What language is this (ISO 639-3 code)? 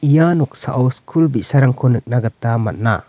grt